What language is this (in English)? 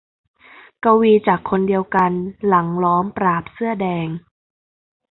Thai